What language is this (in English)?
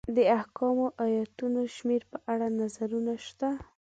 Pashto